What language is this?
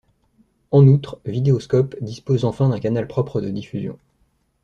French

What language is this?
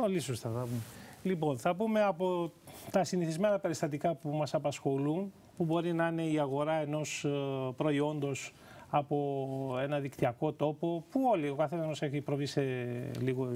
Greek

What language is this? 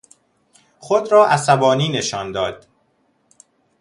Persian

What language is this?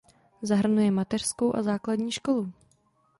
Czech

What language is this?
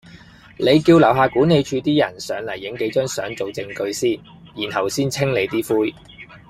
Cantonese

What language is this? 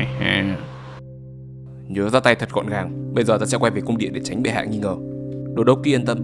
Vietnamese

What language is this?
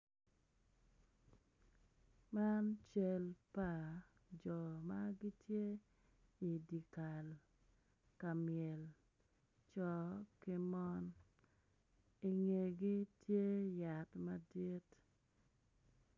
Acoli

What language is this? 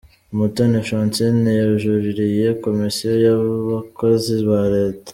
Kinyarwanda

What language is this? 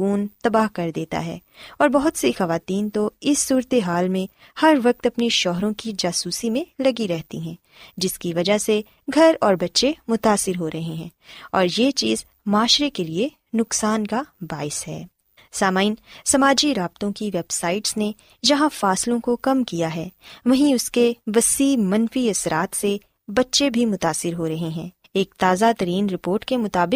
Urdu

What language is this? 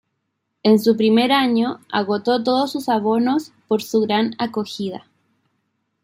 Spanish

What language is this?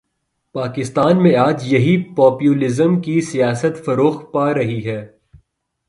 Urdu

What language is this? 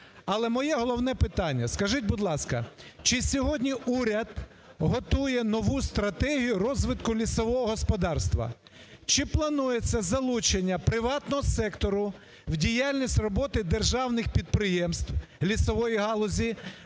Ukrainian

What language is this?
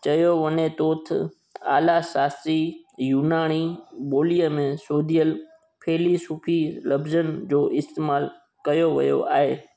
Sindhi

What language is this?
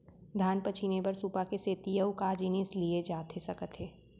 Chhattisgarhi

